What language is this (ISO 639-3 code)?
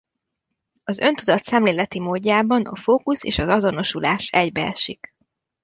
hun